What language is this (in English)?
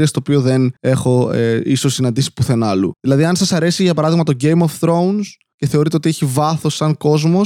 Greek